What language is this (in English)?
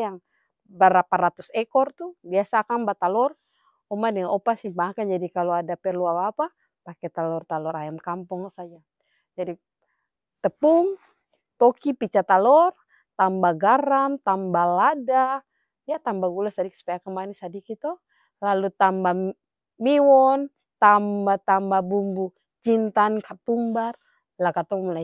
Ambonese Malay